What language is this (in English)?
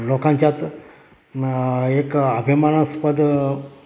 Marathi